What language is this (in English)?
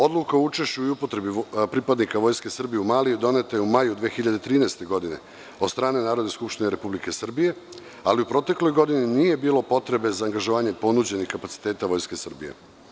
Serbian